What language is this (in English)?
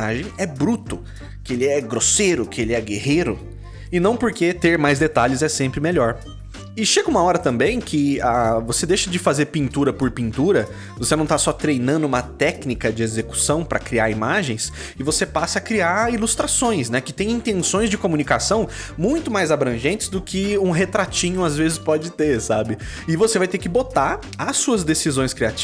Portuguese